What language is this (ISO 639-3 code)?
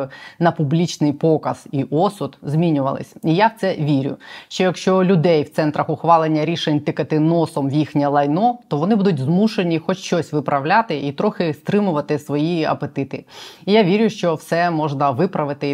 ukr